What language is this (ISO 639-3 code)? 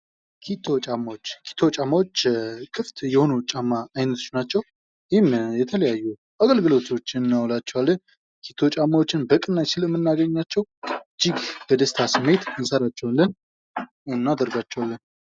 amh